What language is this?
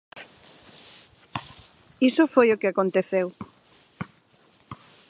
Galician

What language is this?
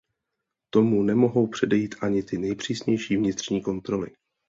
Czech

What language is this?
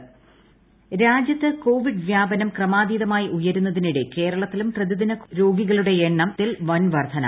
Malayalam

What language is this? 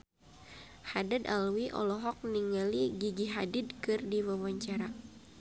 Sundanese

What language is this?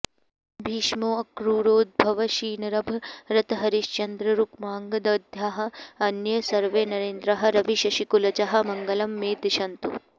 Sanskrit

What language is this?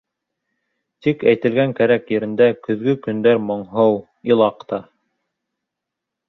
Bashkir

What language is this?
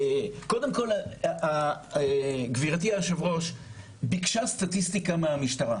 Hebrew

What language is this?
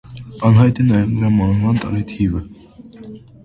Armenian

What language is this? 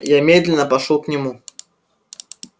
Russian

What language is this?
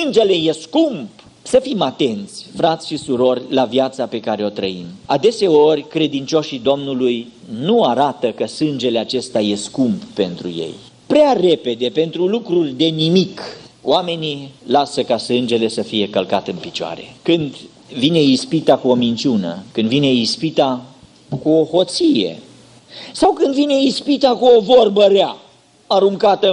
Romanian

